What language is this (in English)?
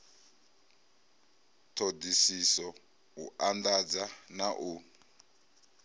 Venda